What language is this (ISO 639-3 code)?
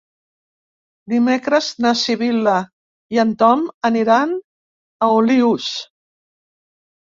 cat